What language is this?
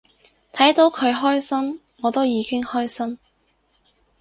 Cantonese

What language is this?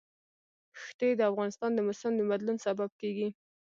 Pashto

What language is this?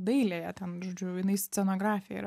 Lithuanian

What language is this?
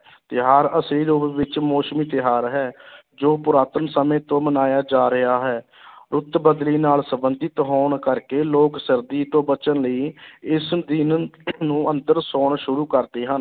Punjabi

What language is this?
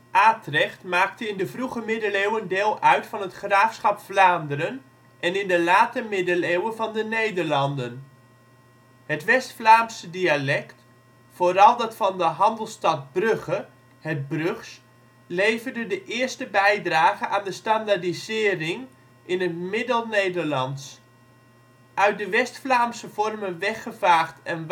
Dutch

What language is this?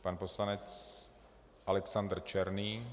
Czech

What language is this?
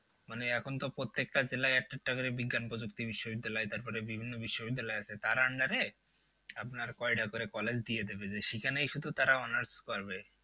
Bangla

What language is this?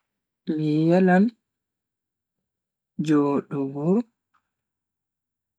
Bagirmi Fulfulde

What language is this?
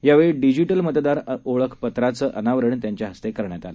Marathi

